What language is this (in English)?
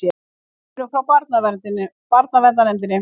Icelandic